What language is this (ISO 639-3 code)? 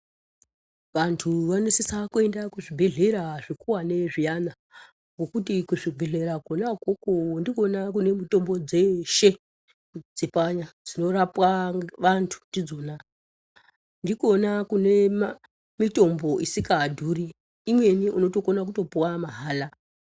ndc